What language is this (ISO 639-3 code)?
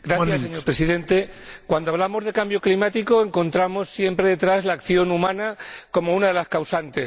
spa